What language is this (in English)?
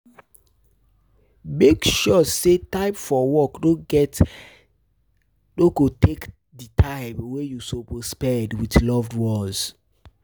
Nigerian Pidgin